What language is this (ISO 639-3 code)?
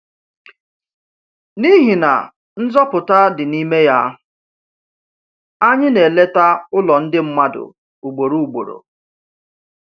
ibo